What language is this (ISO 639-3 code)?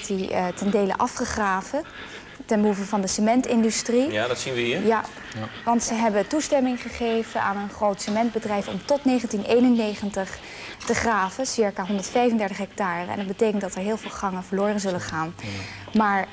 nld